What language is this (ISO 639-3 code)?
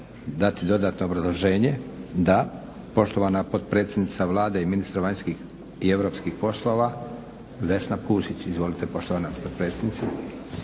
hrv